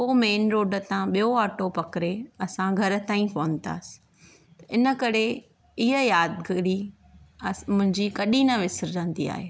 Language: Sindhi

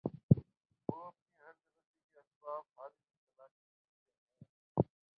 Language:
Urdu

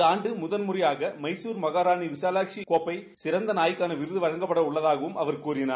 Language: Tamil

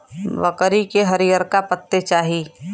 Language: Bhojpuri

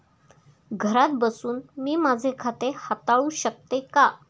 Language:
Marathi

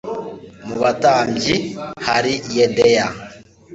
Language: Kinyarwanda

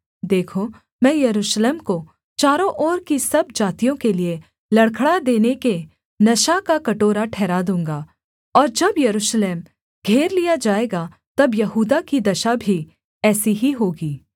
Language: Hindi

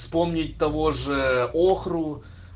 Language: Russian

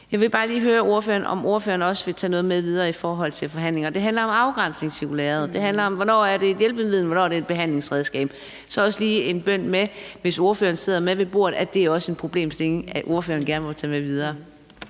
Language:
Danish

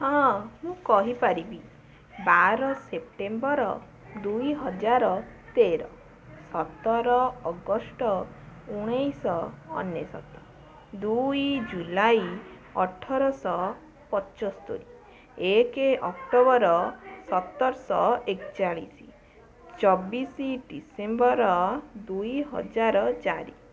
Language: Odia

